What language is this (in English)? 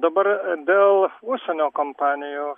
Lithuanian